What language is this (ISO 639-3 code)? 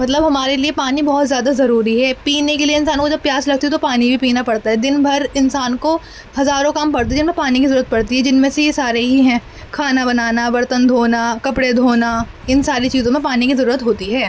urd